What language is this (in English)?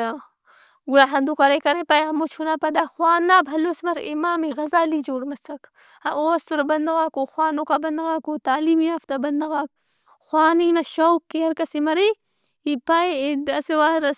Brahui